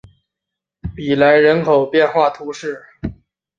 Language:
Chinese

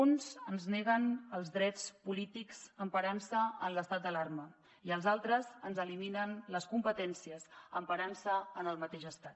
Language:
Catalan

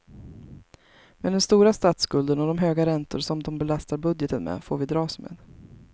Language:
Swedish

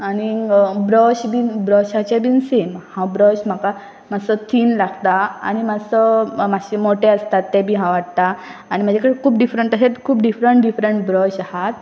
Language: Konkani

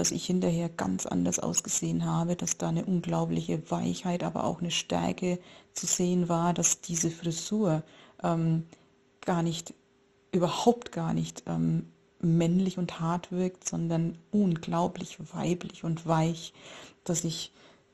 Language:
German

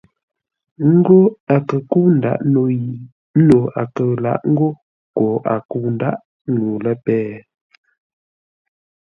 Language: Ngombale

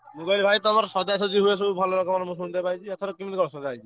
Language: Odia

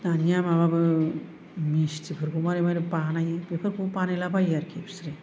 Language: Bodo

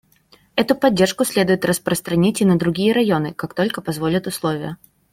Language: Russian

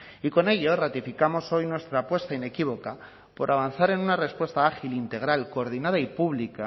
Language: Spanish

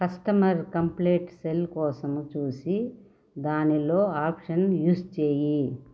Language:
Telugu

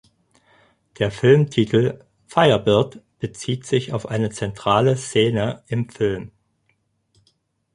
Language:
German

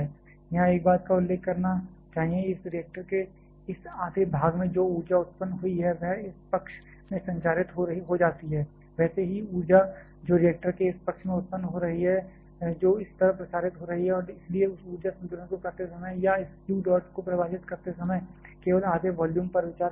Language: Hindi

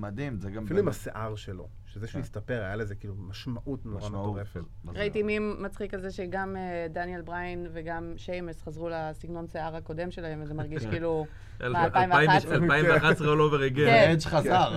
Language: Hebrew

